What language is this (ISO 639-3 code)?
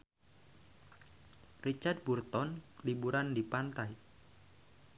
sun